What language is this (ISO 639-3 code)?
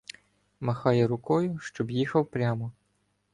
ukr